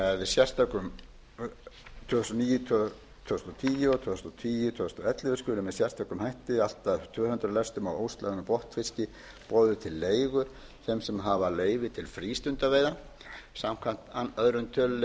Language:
Icelandic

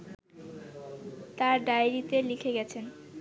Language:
Bangla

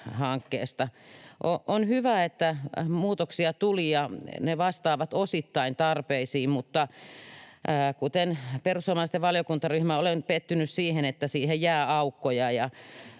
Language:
Finnish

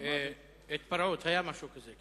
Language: Hebrew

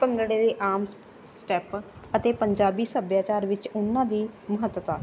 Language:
Punjabi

